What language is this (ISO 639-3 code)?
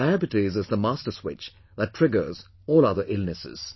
eng